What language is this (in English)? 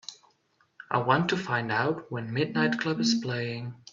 English